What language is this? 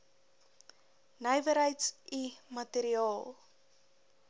Afrikaans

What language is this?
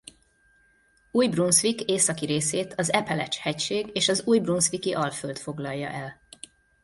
Hungarian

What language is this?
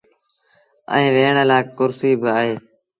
Sindhi Bhil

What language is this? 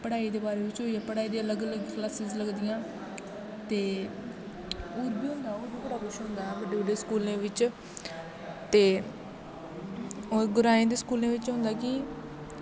Dogri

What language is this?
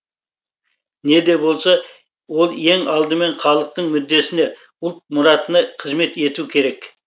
Kazakh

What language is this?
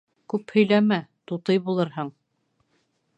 Bashkir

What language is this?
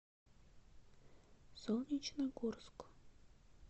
Russian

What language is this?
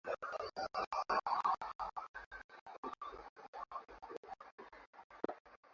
Swahili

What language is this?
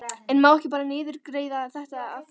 Icelandic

